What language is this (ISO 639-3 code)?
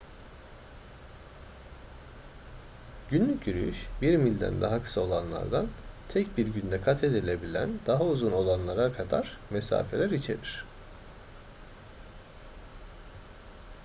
tur